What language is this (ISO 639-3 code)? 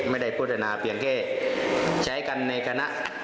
tha